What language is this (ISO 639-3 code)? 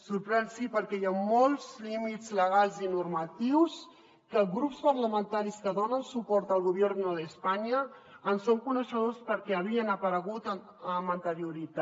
cat